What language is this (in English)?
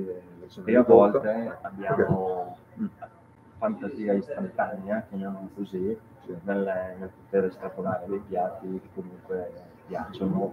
Italian